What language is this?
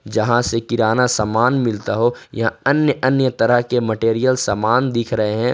Hindi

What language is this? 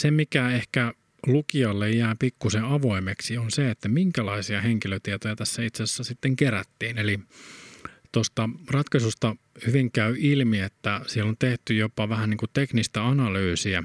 Finnish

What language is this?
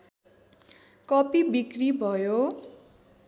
Nepali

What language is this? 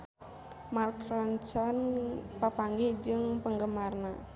Sundanese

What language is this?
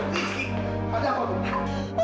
Indonesian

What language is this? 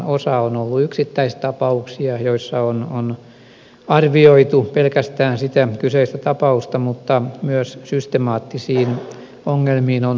Finnish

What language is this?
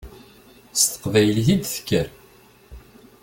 Kabyle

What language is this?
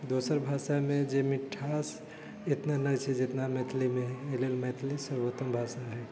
Maithili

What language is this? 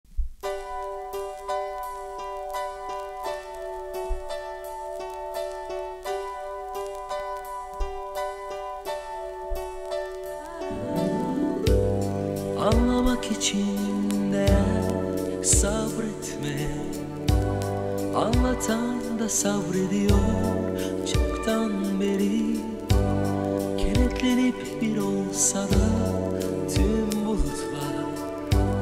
Turkish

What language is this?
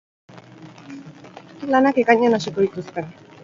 Basque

